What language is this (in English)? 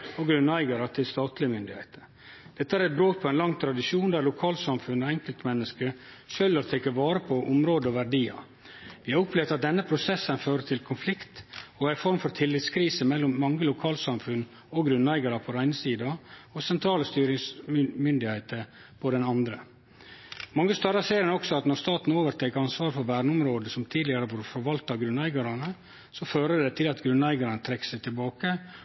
Norwegian Nynorsk